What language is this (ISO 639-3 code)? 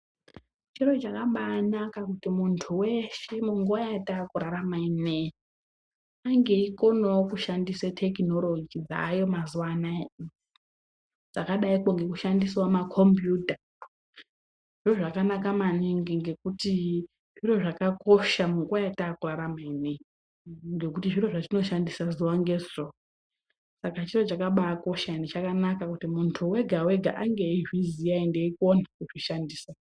ndc